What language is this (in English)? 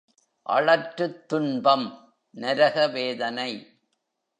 Tamil